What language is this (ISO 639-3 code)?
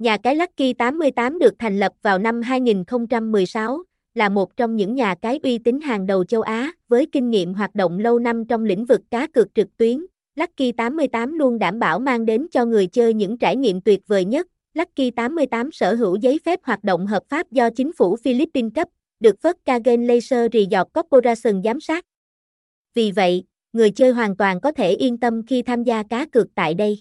vie